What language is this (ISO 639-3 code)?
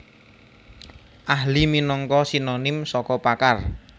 jav